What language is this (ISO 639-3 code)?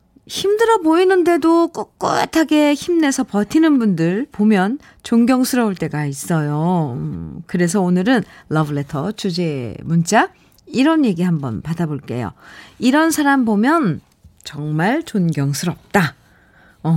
kor